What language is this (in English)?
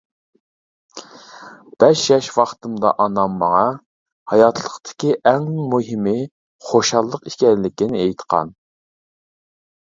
Uyghur